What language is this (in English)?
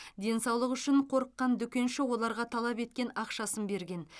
Kazakh